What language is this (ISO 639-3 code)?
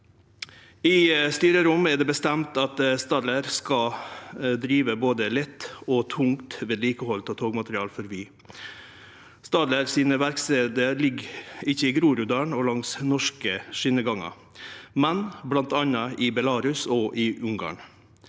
nor